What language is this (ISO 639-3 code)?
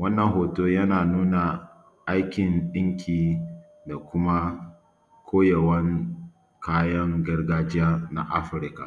hau